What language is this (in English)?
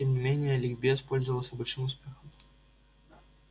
Russian